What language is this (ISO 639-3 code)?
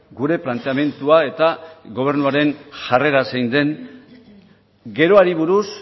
eus